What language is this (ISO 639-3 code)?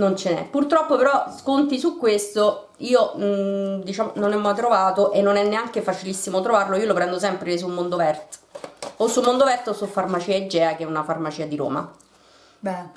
ita